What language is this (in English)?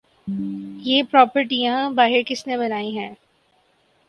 Urdu